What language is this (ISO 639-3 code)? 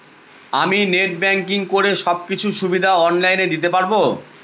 ben